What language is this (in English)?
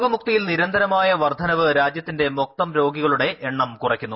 Malayalam